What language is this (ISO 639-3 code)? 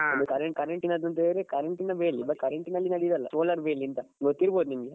kan